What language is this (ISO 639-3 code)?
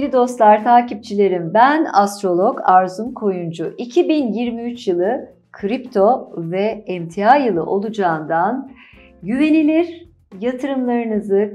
tur